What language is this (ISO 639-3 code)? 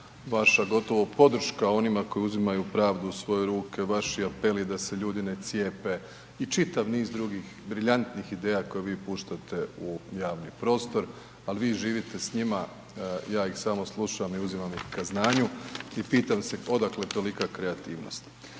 hrv